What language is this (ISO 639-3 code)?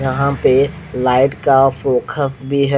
hin